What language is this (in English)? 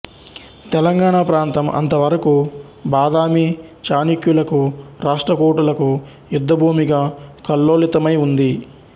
Telugu